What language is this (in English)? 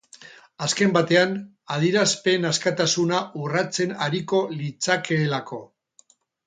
Basque